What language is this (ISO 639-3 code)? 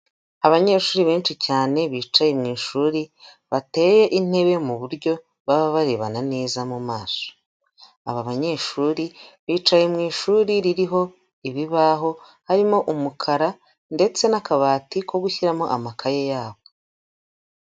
kin